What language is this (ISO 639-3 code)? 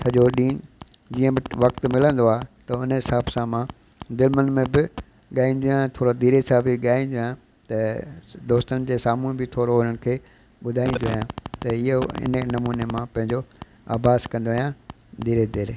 snd